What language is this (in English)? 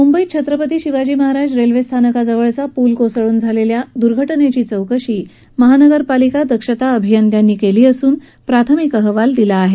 Marathi